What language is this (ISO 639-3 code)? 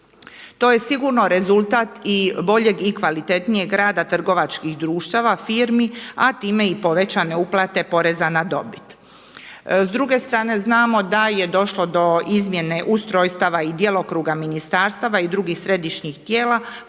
hrv